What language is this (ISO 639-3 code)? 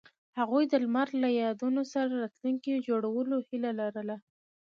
pus